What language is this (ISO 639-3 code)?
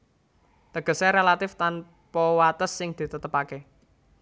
jav